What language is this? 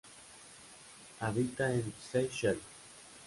Spanish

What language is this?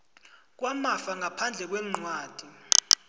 South Ndebele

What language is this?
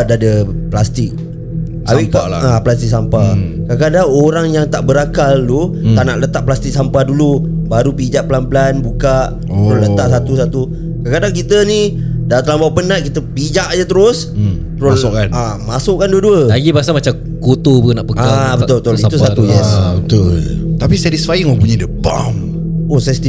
Malay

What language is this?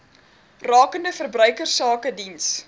Afrikaans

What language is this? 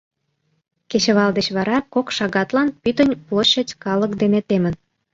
Mari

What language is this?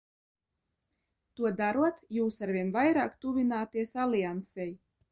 Latvian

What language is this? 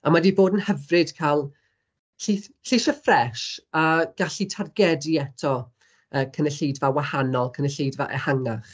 Welsh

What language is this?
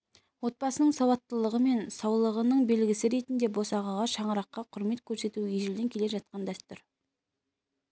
Kazakh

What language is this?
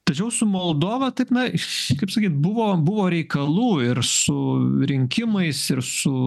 Lithuanian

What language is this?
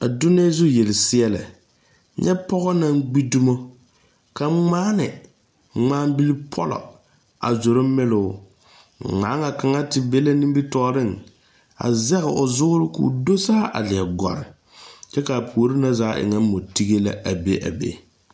Southern Dagaare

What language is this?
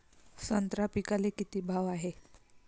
Marathi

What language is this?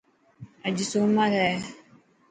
Dhatki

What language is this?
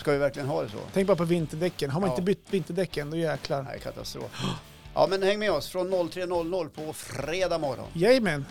Swedish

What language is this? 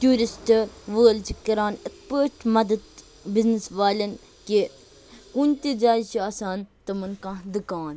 Kashmiri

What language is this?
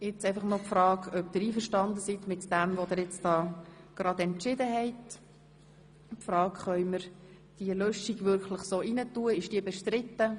Swiss German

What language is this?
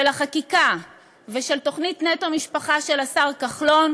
Hebrew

